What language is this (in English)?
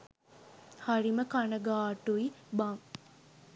Sinhala